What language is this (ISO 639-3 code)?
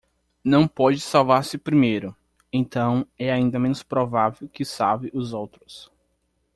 por